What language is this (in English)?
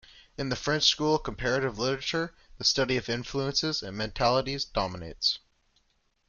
English